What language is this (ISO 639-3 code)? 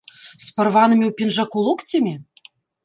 bel